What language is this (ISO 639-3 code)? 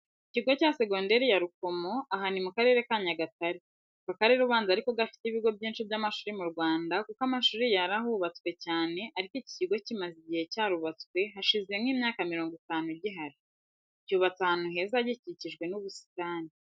kin